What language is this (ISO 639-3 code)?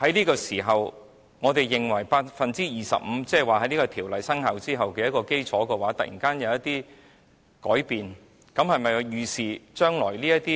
yue